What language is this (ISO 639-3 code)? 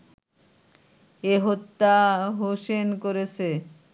ben